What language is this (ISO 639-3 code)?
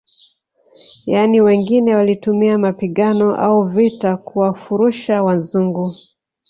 swa